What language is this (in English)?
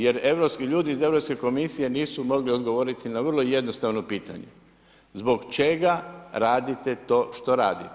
Croatian